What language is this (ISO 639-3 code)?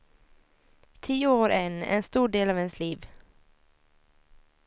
swe